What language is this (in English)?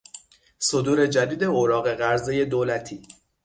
Persian